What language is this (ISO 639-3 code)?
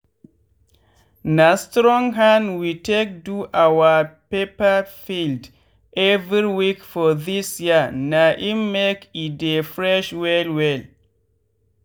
pcm